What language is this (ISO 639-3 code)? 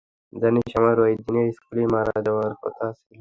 ben